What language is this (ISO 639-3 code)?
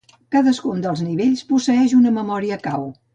cat